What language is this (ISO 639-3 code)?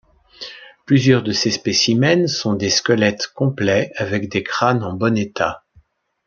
fra